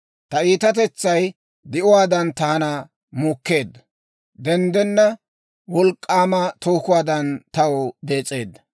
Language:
Dawro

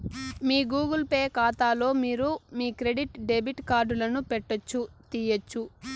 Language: Telugu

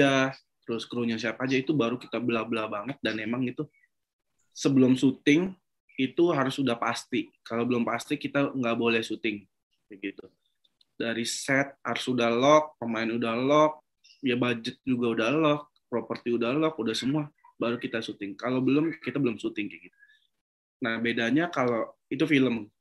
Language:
Indonesian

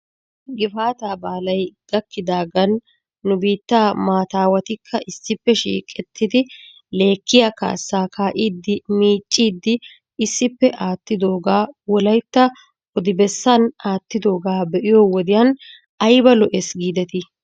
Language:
Wolaytta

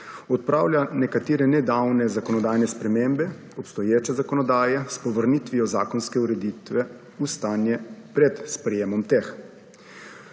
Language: Slovenian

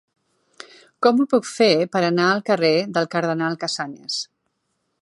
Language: Catalan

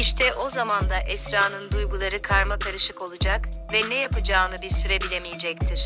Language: Turkish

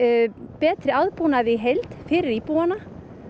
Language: Icelandic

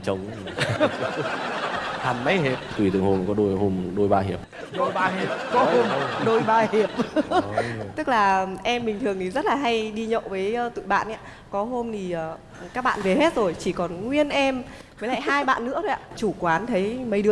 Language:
Vietnamese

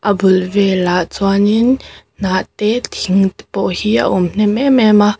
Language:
Mizo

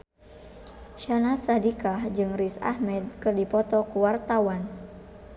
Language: Sundanese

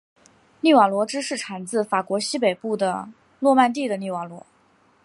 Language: Chinese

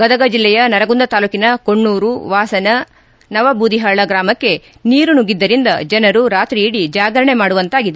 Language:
Kannada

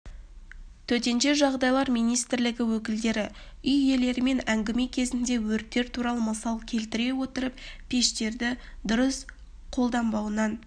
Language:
Kazakh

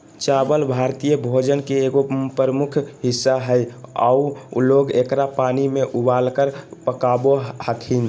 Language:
Magahi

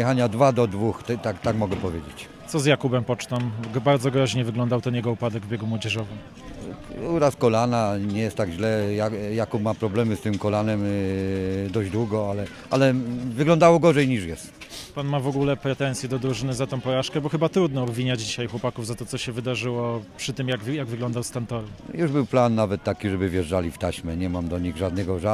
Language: Polish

